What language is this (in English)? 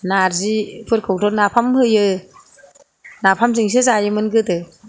Bodo